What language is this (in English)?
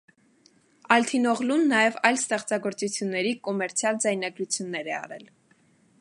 Armenian